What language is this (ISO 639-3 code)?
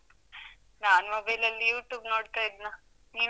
kan